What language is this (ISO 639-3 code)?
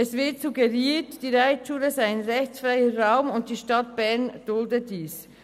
gsw